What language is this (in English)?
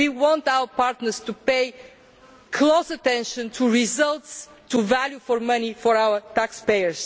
English